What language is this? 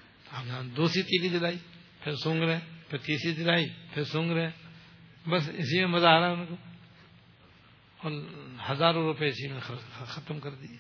Urdu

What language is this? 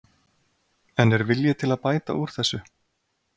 Icelandic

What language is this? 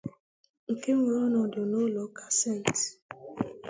Igbo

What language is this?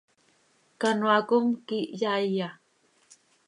Seri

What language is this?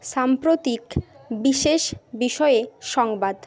Bangla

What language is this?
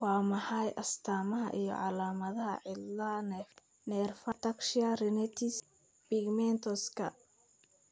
Somali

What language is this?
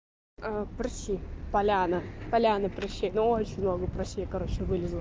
Russian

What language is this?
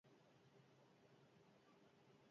Basque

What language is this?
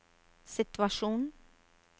Norwegian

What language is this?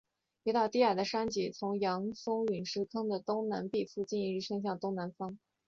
Chinese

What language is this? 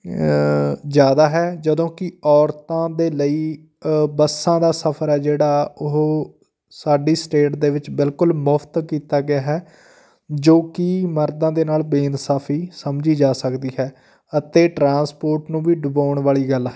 Punjabi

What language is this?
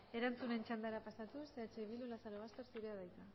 Basque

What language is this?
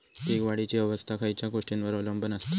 Marathi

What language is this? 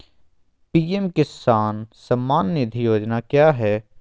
Magahi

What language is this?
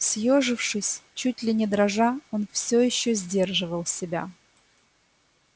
Russian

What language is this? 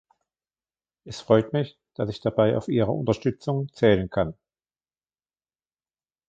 German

